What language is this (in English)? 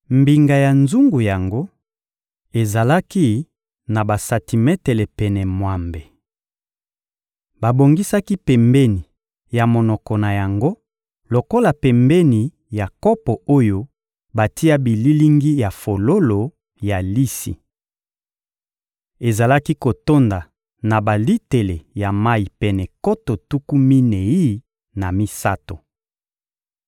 Lingala